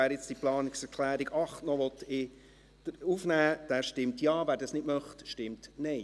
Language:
Swiss German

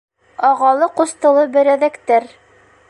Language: Bashkir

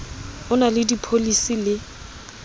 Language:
Southern Sotho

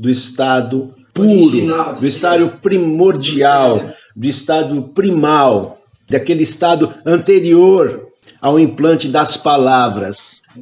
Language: Portuguese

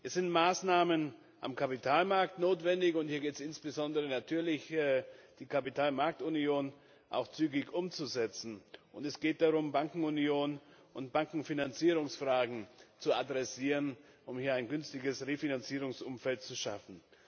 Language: German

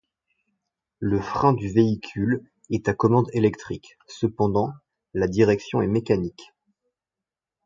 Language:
French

